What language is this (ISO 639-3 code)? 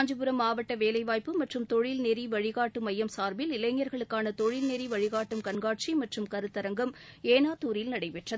tam